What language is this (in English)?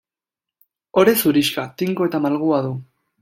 Basque